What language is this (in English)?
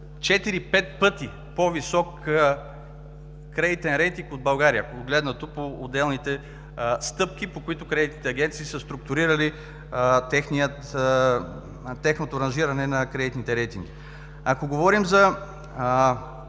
Bulgarian